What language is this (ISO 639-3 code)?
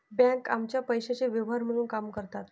mar